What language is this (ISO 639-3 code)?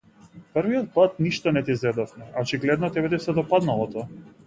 mkd